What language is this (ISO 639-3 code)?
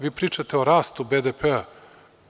srp